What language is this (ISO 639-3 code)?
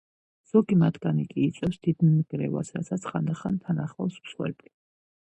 kat